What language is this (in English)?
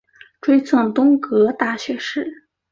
Chinese